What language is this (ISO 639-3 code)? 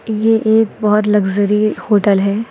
hin